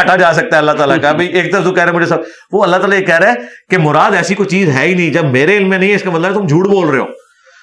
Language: Urdu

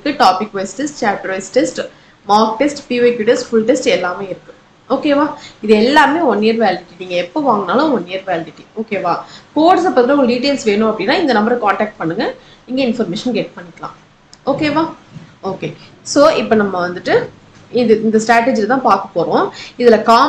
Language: Tamil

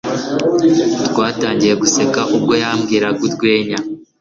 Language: Kinyarwanda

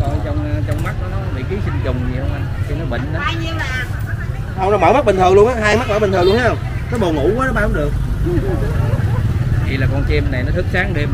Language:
Vietnamese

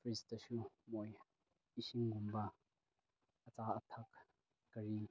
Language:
Manipuri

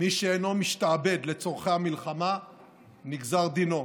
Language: Hebrew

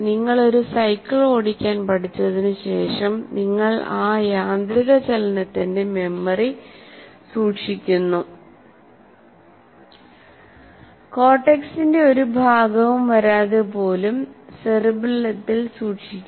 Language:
Malayalam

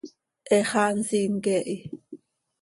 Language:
Seri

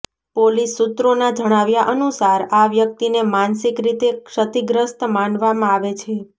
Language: Gujarati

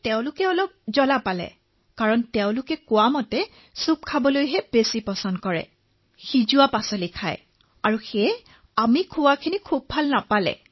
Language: Assamese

